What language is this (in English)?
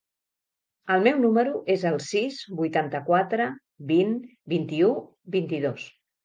Catalan